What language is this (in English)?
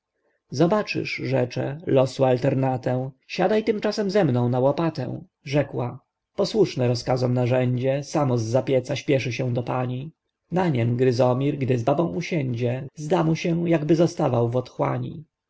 Polish